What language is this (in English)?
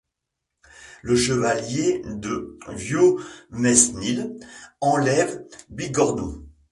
French